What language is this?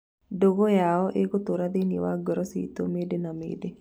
Kikuyu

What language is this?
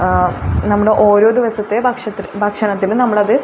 Malayalam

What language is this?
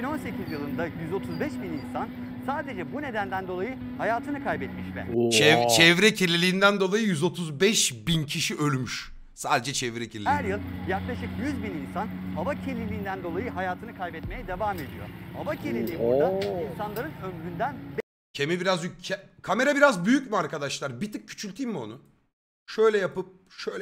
Turkish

